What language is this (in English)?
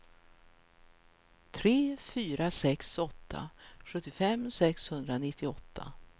Swedish